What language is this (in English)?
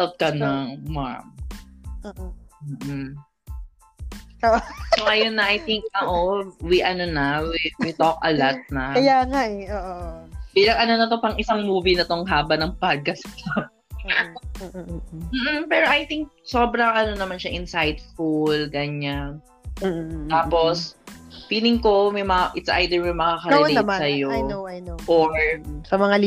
Filipino